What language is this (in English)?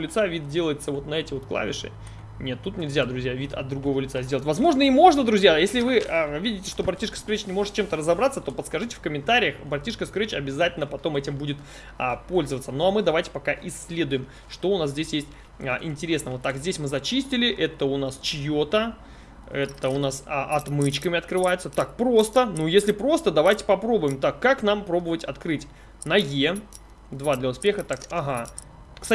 Russian